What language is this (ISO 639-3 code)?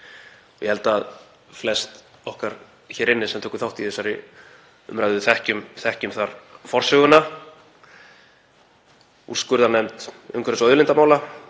isl